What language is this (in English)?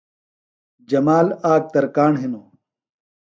Phalura